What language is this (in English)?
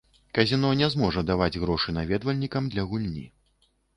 Belarusian